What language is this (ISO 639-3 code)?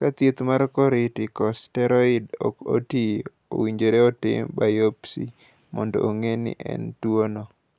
luo